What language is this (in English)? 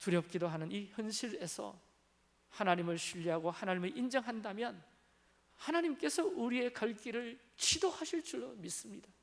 Korean